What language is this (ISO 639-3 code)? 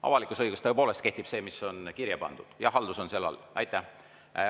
est